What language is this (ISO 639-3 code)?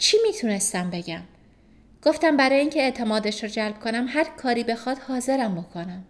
fas